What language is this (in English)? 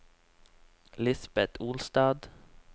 Norwegian